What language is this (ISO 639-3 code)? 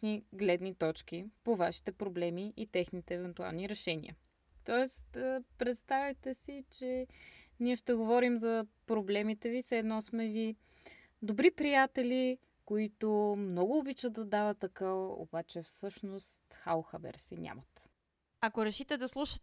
bul